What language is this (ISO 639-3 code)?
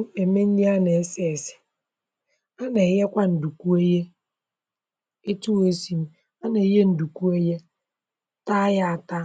ibo